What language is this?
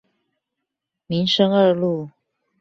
Chinese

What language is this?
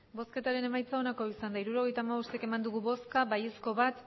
Basque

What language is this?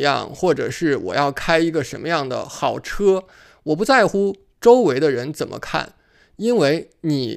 Chinese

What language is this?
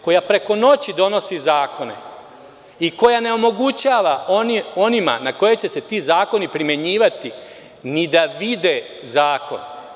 Serbian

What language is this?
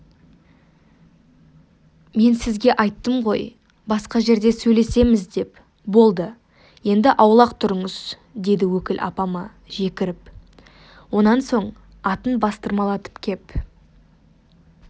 Kazakh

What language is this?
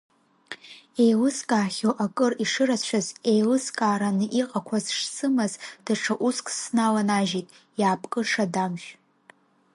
Abkhazian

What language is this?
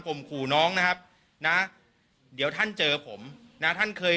Thai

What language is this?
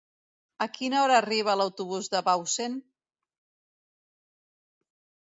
Catalan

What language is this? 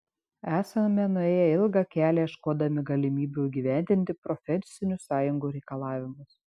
Lithuanian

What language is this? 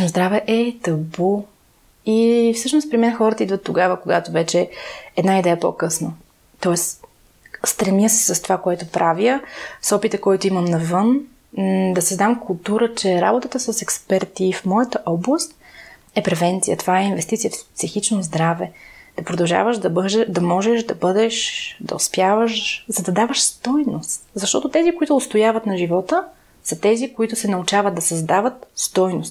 Bulgarian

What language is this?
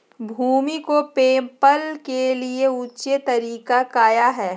Magahi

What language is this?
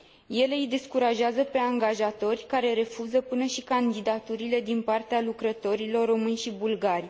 Romanian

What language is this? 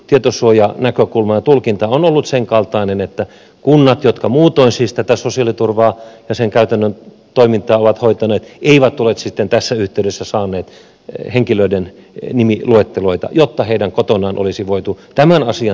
Finnish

